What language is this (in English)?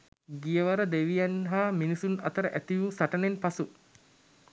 Sinhala